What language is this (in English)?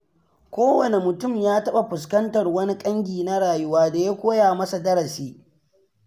Hausa